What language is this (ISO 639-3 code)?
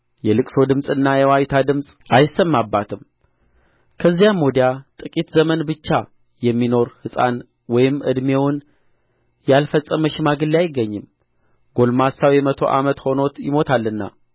amh